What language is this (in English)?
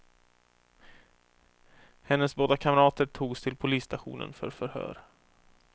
Swedish